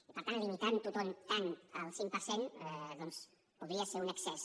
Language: Catalan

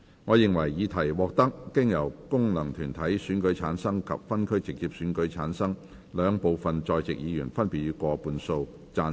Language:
Cantonese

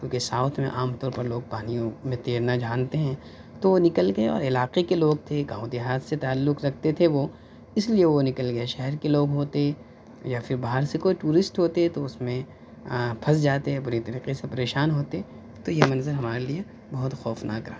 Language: Urdu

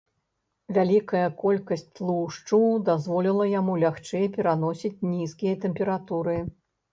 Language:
Belarusian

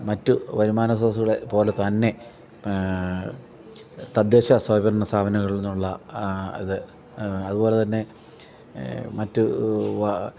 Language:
Malayalam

